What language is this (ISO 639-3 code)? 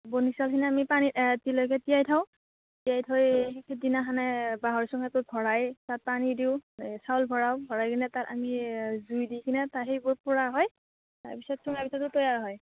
asm